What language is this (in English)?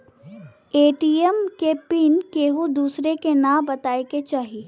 Bhojpuri